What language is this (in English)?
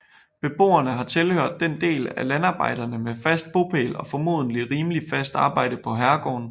Danish